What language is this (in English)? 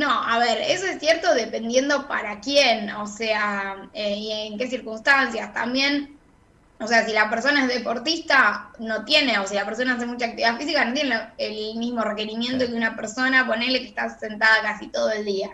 Spanish